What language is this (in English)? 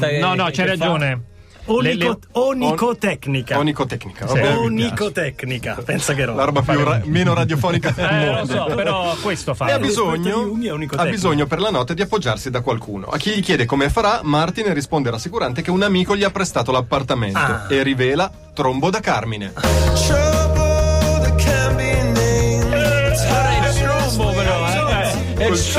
Italian